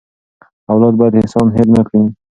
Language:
Pashto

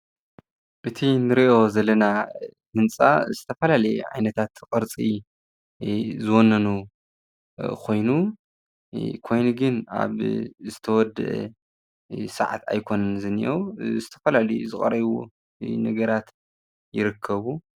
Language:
Tigrinya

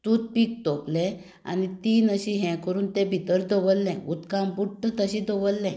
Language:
Konkani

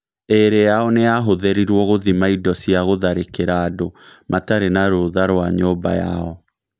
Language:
Kikuyu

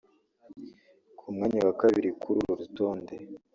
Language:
Kinyarwanda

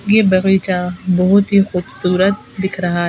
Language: Hindi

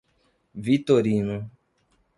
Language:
Portuguese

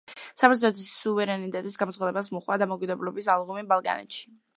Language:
Georgian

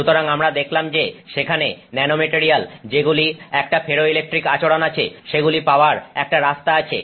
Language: Bangla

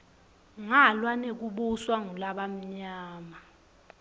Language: Swati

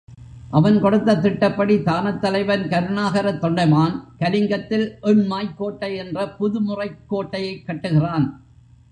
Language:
Tamil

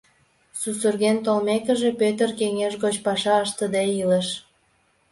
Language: Mari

